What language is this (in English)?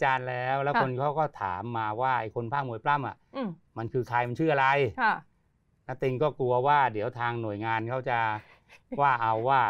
Thai